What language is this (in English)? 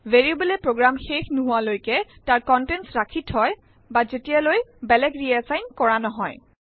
Assamese